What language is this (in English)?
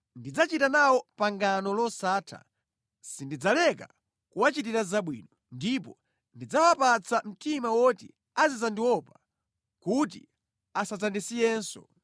Nyanja